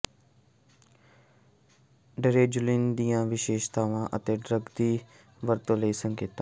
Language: Punjabi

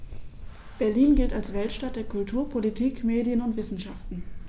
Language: German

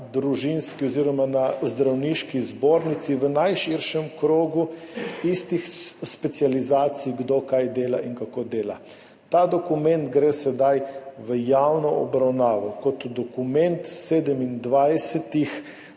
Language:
Slovenian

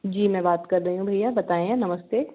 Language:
Hindi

